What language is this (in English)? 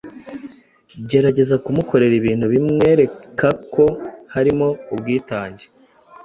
Kinyarwanda